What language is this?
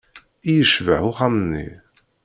Kabyle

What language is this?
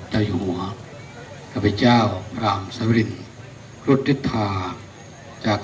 Thai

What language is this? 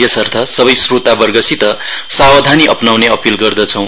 Nepali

